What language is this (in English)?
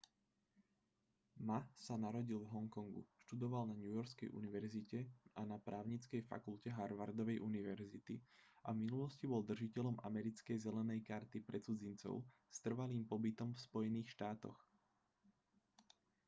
Slovak